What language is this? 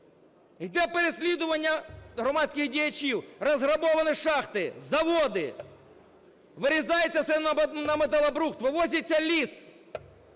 Ukrainian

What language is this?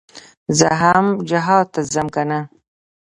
Pashto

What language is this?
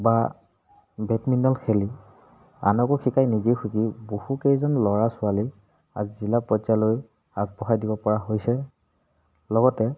Assamese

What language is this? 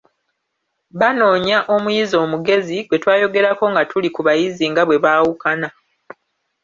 Ganda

